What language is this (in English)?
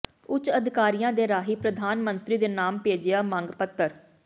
Punjabi